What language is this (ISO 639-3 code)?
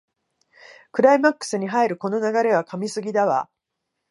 jpn